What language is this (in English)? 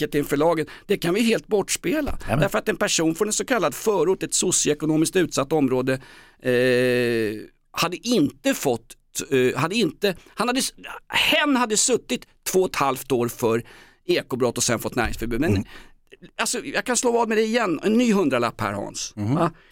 Swedish